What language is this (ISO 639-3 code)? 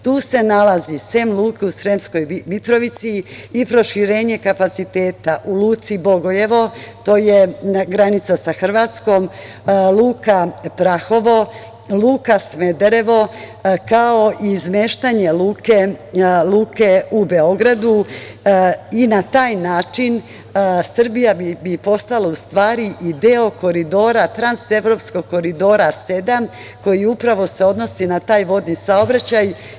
srp